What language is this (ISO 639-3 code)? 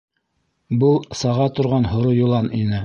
bak